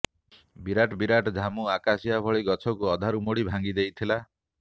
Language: Odia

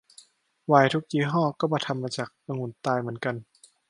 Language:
Thai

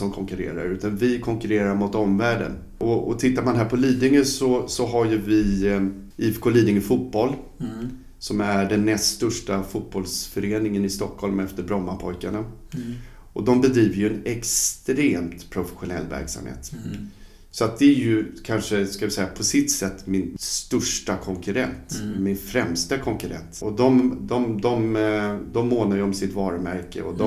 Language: Swedish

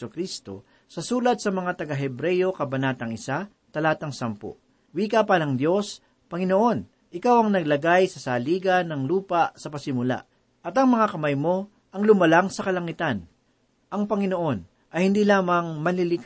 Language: Filipino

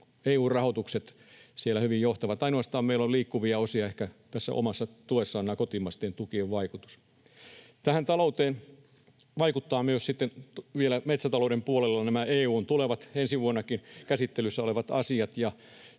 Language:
Finnish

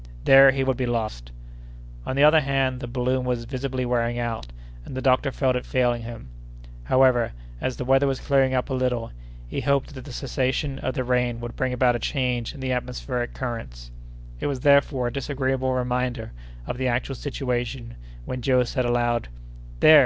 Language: English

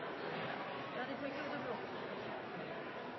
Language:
Norwegian Bokmål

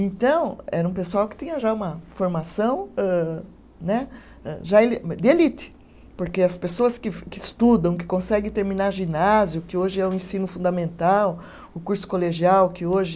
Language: Portuguese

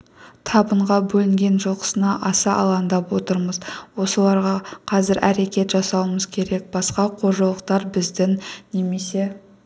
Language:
Kazakh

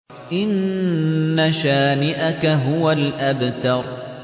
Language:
Arabic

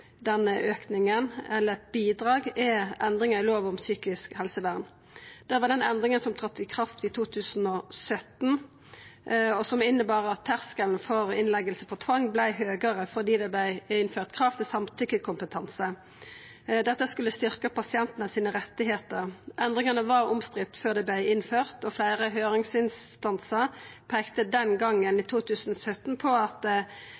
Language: Norwegian Nynorsk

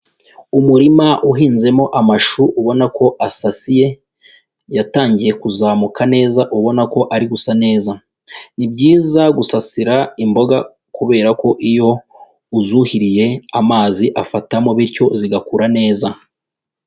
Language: Kinyarwanda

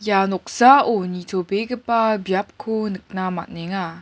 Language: Garo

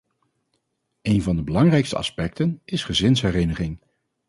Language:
Dutch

